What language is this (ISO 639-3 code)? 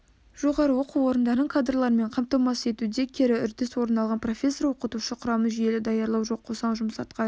kaz